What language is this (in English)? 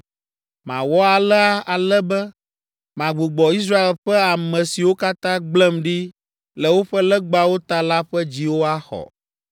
Ewe